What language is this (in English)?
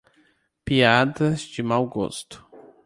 Portuguese